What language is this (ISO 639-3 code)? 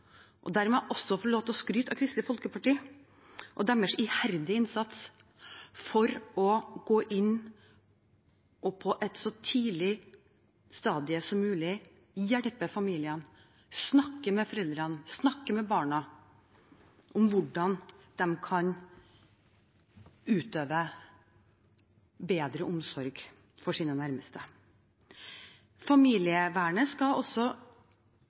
nob